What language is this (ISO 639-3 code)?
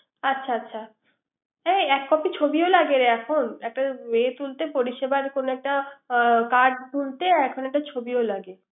ben